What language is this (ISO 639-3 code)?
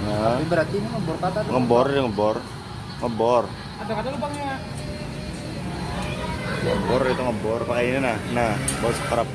ind